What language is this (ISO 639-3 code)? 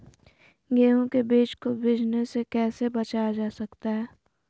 mag